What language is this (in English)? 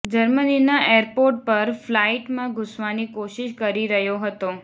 Gujarati